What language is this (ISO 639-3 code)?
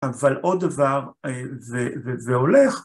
heb